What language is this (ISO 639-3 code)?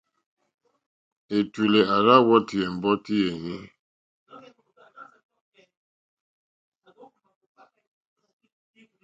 bri